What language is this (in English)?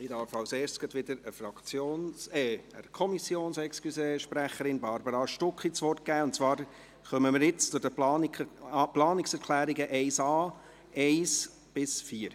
Swiss German